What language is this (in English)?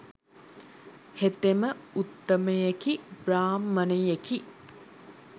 Sinhala